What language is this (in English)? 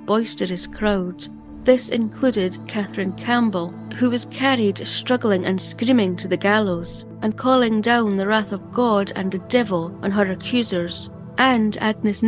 English